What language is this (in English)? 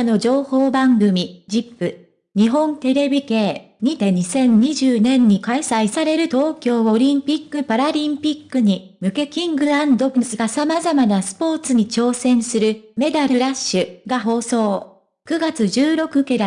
Japanese